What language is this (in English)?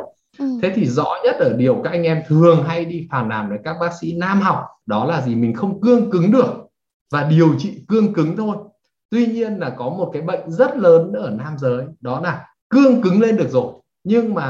Vietnamese